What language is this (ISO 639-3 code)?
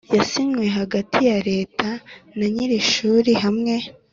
kin